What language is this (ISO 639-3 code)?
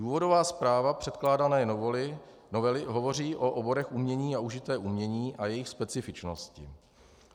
ces